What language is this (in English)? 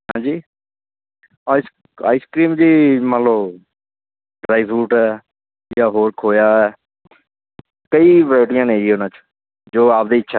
Punjabi